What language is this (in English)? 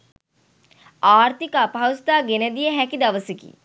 Sinhala